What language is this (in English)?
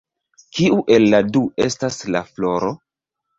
Esperanto